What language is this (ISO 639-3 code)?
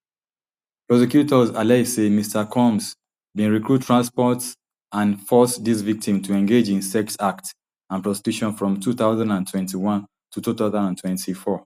pcm